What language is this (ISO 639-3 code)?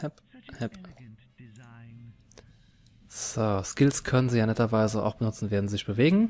deu